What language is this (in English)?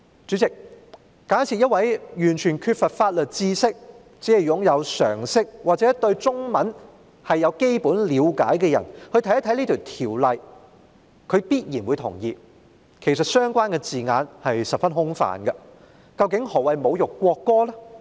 Cantonese